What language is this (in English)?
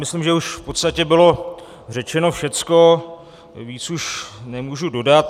Czech